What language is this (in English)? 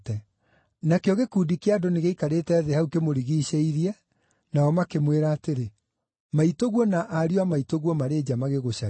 Kikuyu